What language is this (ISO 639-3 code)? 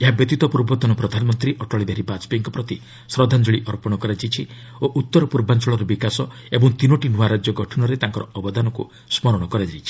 ori